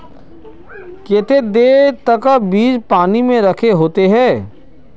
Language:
Magahi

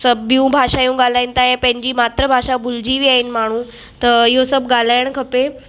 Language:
Sindhi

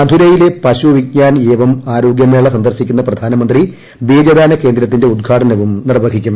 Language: Malayalam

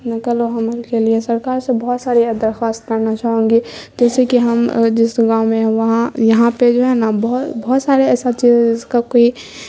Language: Urdu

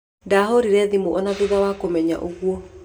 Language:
Kikuyu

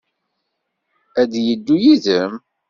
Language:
Kabyle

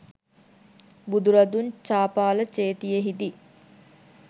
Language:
Sinhala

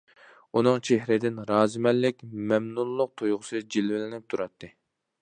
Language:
Uyghur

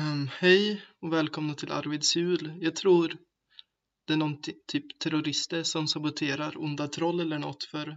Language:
Swedish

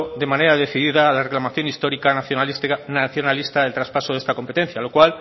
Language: Spanish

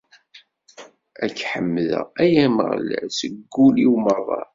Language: Kabyle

